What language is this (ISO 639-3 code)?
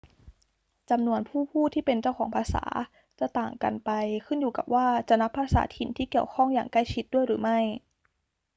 tha